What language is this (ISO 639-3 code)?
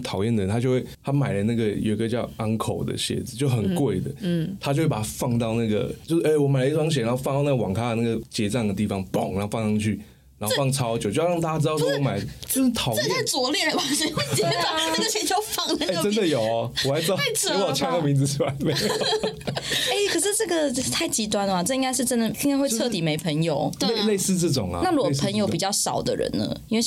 zho